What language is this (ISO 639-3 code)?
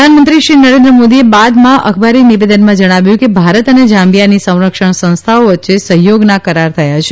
guj